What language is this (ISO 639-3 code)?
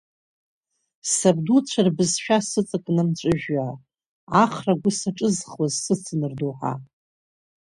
abk